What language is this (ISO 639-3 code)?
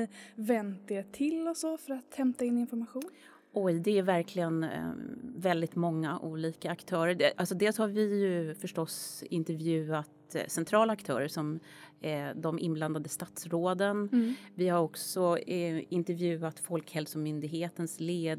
swe